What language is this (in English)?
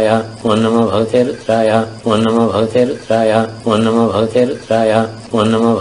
Danish